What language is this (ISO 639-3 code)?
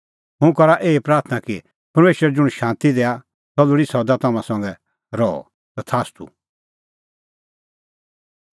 kfx